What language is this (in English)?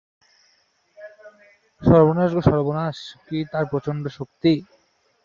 Bangla